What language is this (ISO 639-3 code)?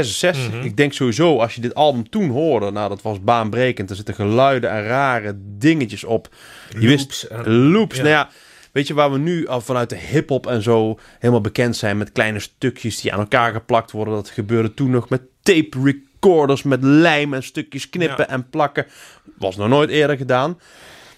nld